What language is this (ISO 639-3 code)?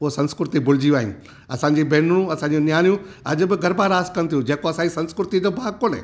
snd